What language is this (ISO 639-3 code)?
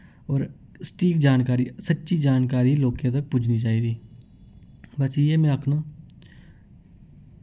doi